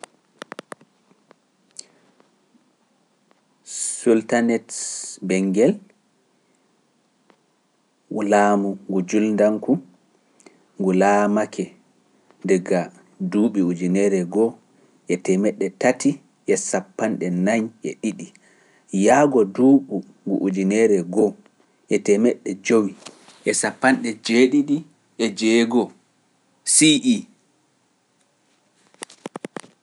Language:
Pular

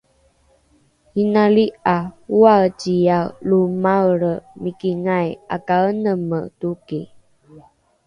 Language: Rukai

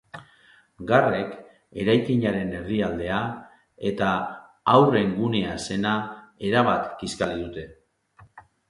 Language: Basque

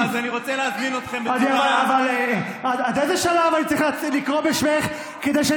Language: Hebrew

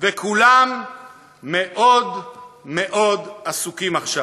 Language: Hebrew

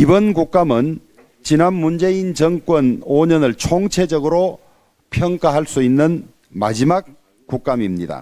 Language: Korean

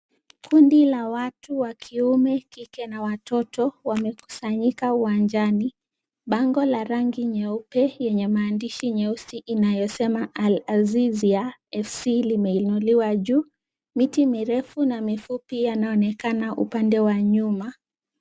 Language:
Swahili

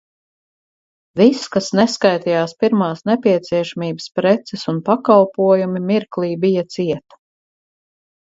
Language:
Latvian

